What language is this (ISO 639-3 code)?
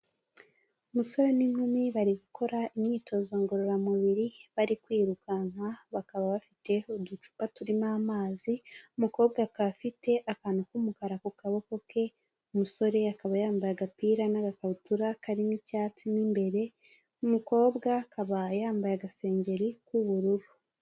kin